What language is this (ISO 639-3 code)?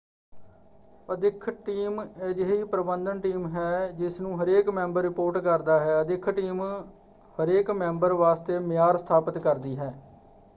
pan